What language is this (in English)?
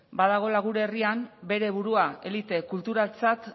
Basque